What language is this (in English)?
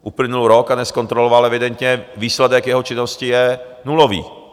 Czech